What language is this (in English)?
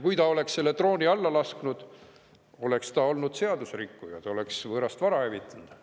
Estonian